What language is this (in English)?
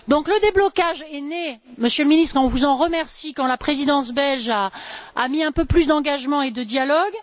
French